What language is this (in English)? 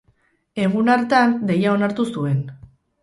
Basque